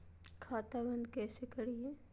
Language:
Magahi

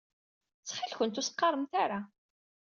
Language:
Kabyle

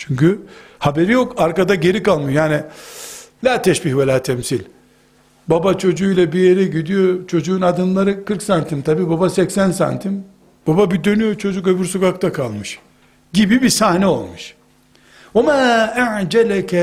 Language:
Turkish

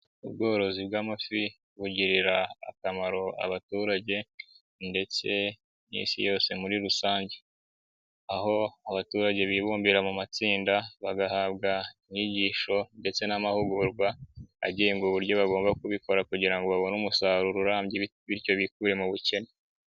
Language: Kinyarwanda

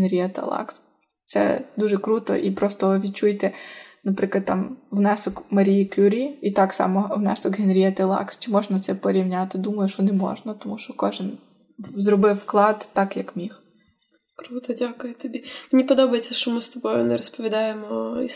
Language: Ukrainian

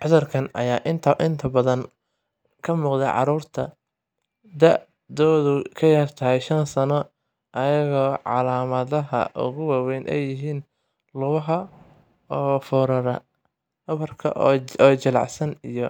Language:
Somali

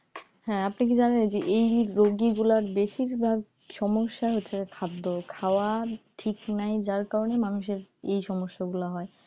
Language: Bangla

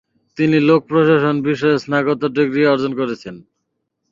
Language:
Bangla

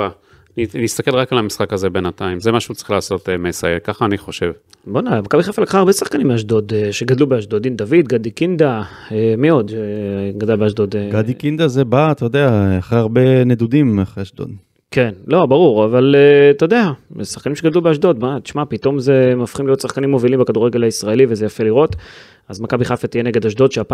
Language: Hebrew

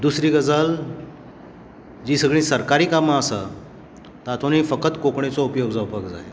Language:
Konkani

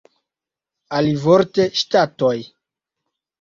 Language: Esperanto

